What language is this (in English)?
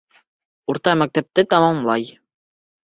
Bashkir